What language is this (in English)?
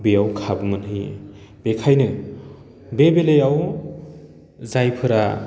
Bodo